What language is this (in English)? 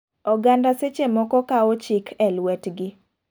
Luo (Kenya and Tanzania)